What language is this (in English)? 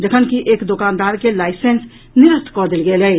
Maithili